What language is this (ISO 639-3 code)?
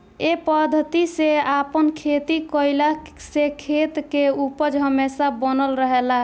bho